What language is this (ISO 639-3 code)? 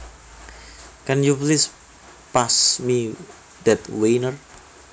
jav